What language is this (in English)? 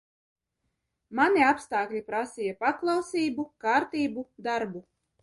Latvian